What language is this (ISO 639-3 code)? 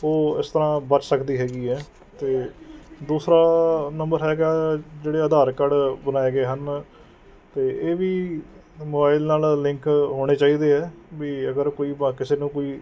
pan